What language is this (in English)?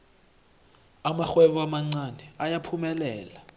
South Ndebele